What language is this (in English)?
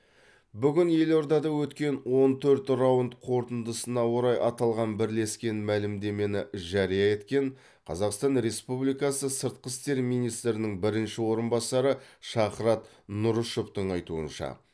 Kazakh